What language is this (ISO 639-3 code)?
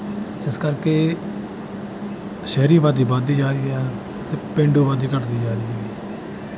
pan